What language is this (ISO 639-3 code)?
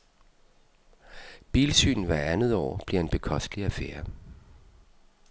dan